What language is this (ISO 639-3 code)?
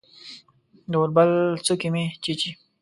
pus